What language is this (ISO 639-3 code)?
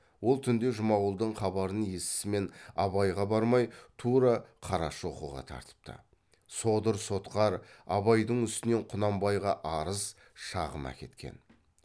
kaz